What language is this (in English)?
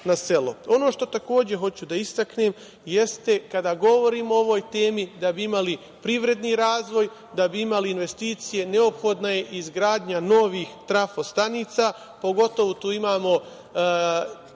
Serbian